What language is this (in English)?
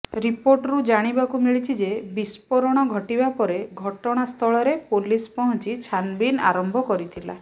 Odia